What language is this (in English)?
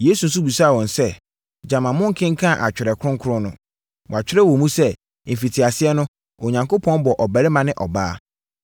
Akan